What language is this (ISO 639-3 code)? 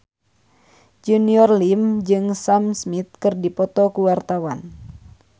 sun